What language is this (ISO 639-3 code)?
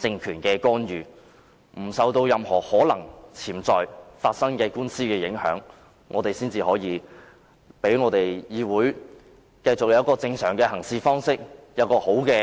yue